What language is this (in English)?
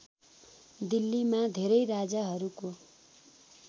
Nepali